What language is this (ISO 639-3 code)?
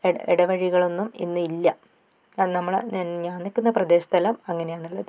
mal